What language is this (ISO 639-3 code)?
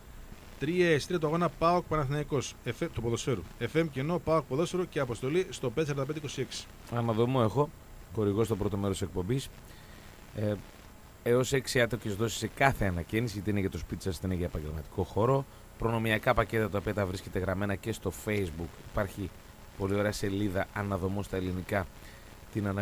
ell